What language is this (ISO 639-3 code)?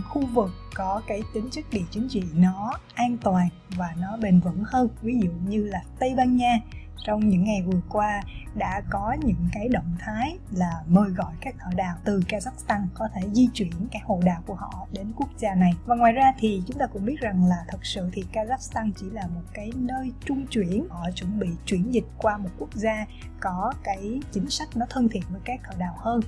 vie